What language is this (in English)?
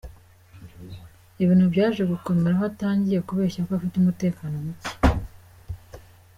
Kinyarwanda